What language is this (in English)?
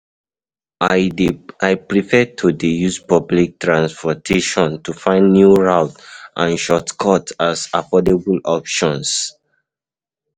Nigerian Pidgin